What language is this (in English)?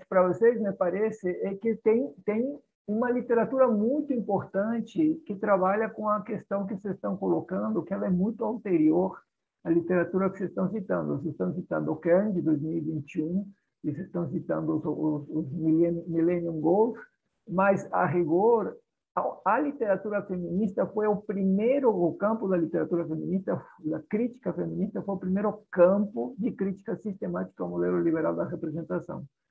Portuguese